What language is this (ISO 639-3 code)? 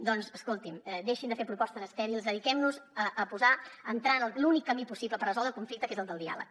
cat